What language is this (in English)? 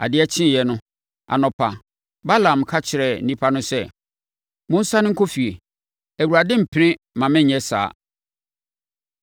Akan